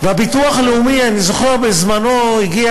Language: Hebrew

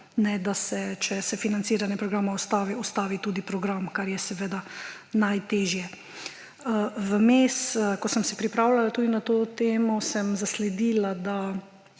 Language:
Slovenian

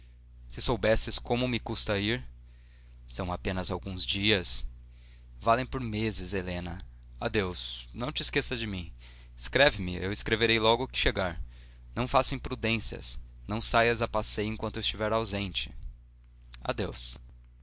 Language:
Portuguese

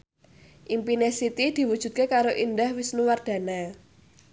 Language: Javanese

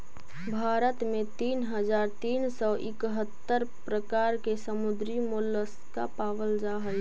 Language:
Magahi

